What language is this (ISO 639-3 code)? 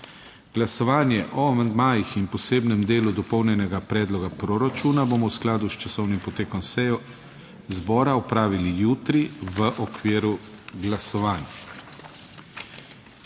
slv